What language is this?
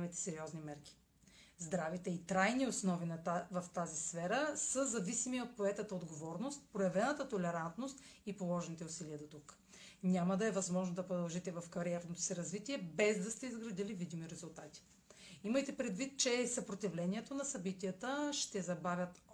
Bulgarian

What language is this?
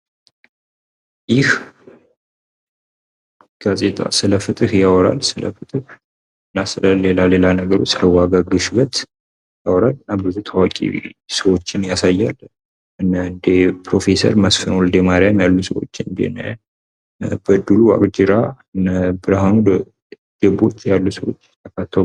Amharic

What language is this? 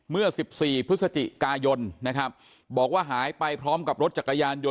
Thai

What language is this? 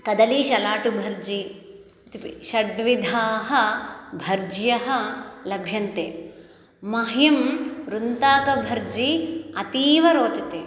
Sanskrit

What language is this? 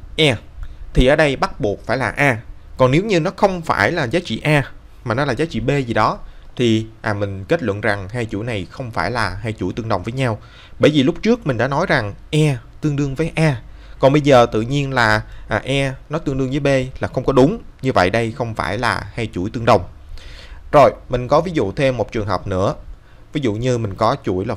Vietnamese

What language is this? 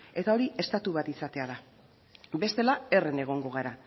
Basque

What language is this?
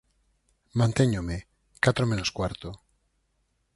Galician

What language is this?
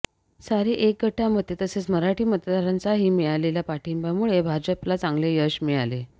Marathi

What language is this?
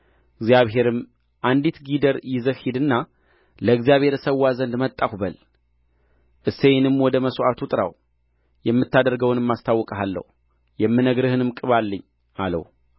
Amharic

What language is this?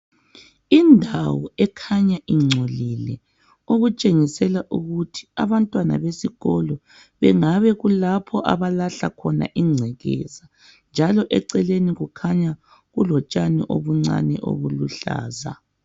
North Ndebele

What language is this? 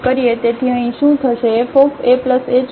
Gujarati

